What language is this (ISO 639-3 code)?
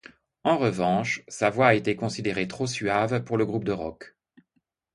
fra